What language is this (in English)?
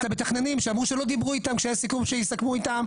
Hebrew